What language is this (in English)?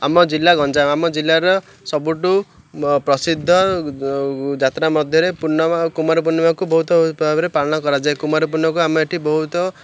Odia